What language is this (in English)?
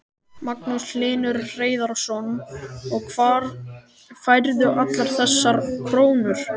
Icelandic